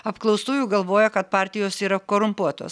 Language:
Lithuanian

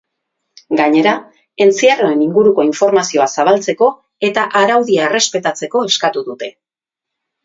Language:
Basque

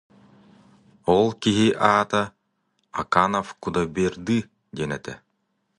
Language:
Yakut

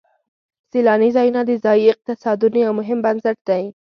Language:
Pashto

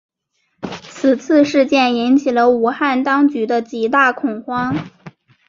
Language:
Chinese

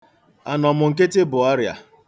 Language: Igbo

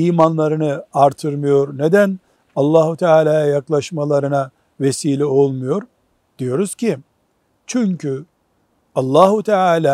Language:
Turkish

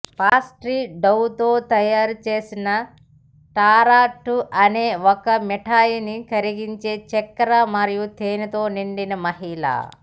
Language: Telugu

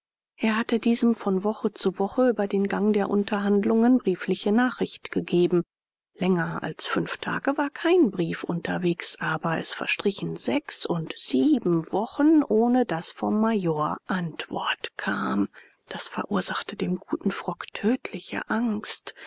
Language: German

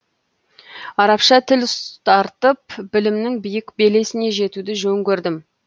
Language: Kazakh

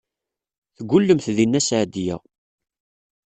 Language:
Kabyle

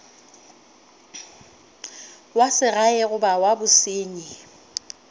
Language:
Northern Sotho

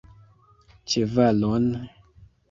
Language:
Esperanto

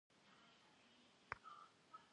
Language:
Kabardian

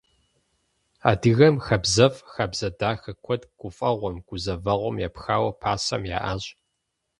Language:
Kabardian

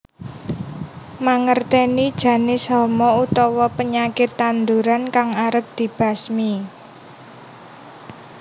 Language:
Javanese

